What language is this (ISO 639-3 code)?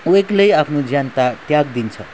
nep